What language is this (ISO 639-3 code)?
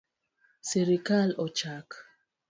luo